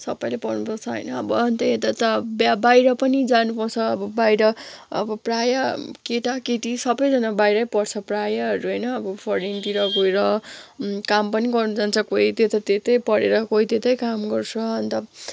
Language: Nepali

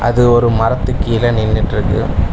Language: Tamil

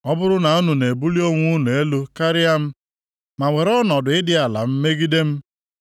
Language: Igbo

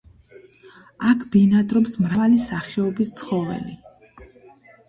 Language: Georgian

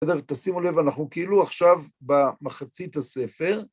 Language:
Hebrew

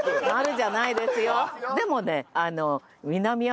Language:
Japanese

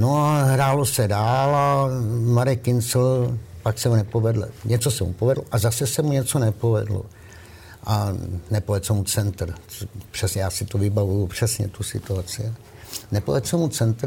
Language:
Czech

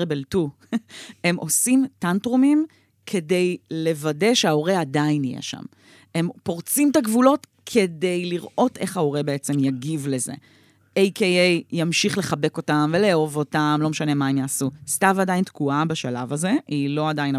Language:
Hebrew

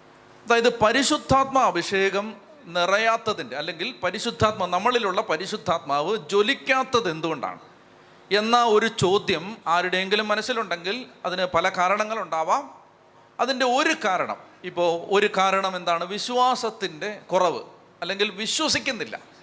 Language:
Malayalam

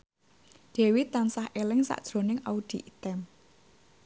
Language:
Javanese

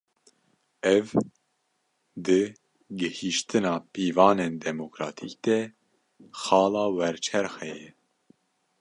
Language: Kurdish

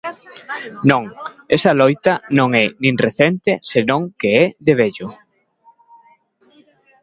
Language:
Galician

